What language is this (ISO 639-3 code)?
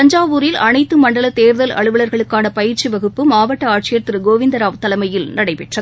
tam